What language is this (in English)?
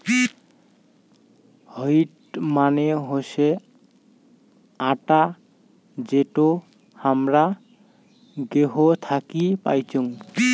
Bangla